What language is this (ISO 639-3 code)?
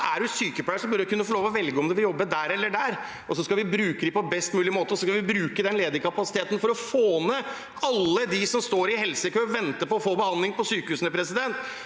nor